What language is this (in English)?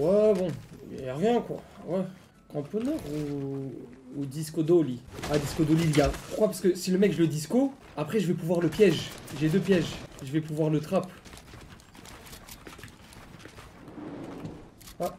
French